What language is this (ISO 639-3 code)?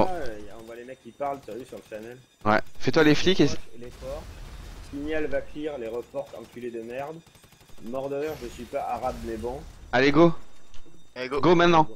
fra